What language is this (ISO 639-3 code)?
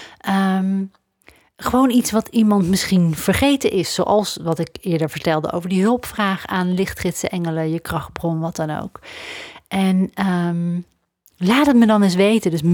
nld